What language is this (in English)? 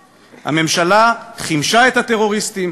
Hebrew